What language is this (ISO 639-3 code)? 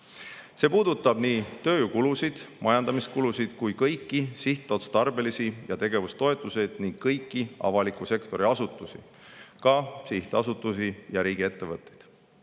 est